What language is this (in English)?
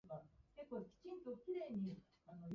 Japanese